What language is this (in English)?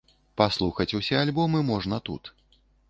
Belarusian